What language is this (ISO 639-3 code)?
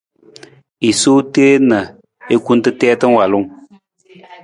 nmz